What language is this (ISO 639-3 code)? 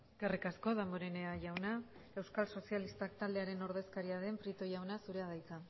eus